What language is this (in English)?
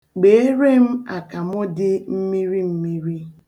Igbo